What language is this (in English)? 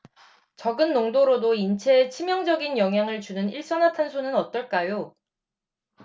Korean